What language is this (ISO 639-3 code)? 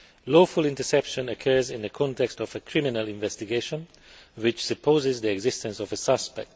eng